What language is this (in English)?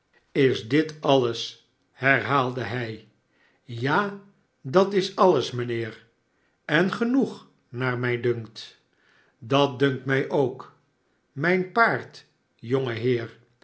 Dutch